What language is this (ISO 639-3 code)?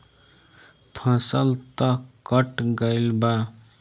bho